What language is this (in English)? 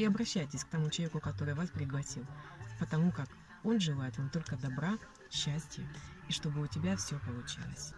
Russian